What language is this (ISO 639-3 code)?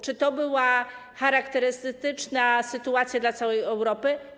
pol